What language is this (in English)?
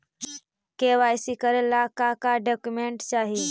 Magahi